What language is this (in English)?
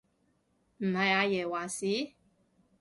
Cantonese